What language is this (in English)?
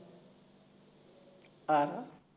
Punjabi